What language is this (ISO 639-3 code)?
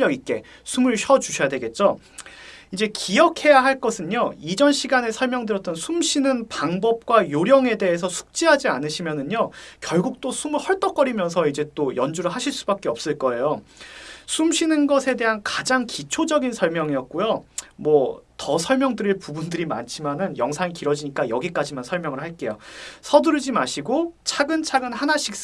kor